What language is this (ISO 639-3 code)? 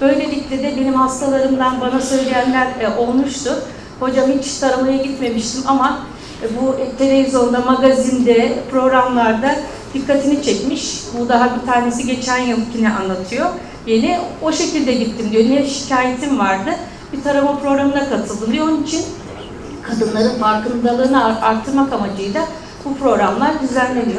tur